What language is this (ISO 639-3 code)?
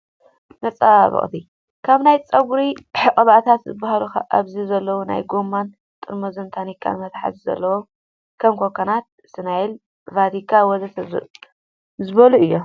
tir